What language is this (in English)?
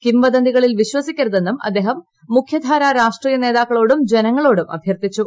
Malayalam